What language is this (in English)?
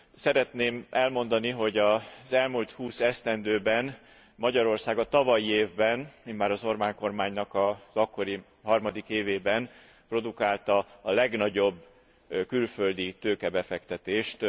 Hungarian